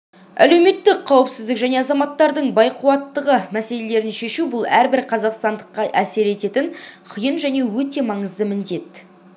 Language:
Kazakh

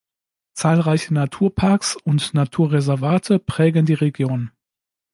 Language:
German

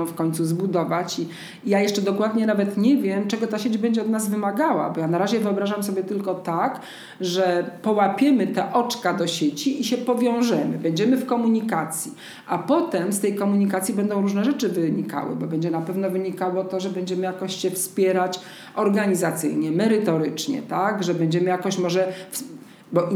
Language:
Polish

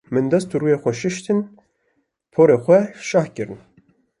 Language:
Kurdish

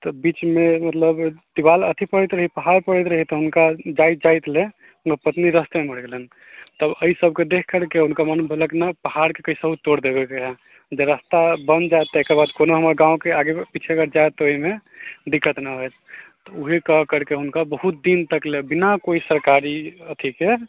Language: Maithili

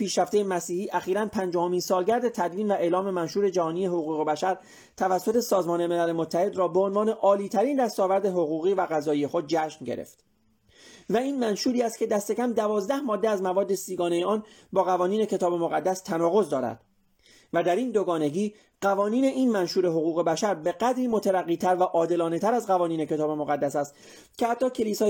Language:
Persian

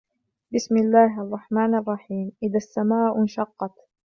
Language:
Arabic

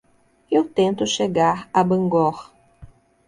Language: Portuguese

